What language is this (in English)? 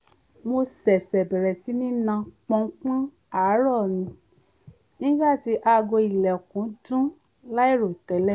Yoruba